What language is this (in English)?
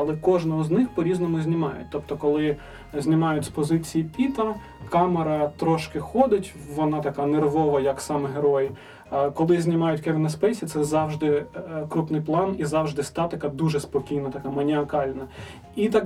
Ukrainian